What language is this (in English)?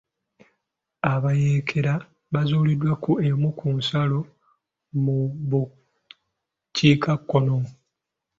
Ganda